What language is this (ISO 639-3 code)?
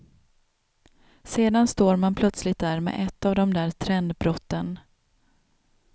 swe